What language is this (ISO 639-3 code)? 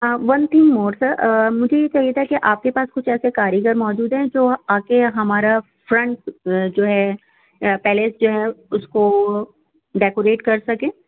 urd